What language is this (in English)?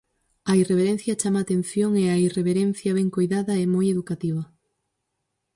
Galician